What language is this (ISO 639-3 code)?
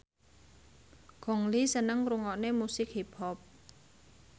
jav